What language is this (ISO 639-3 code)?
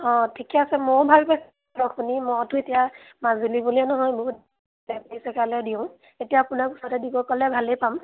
asm